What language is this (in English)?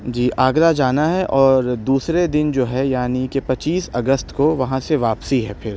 Urdu